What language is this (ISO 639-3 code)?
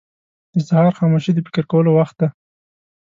pus